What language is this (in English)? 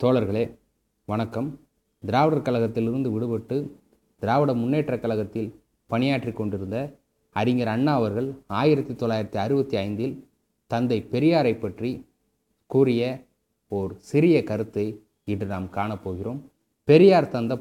Tamil